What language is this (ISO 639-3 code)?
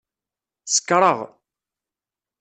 kab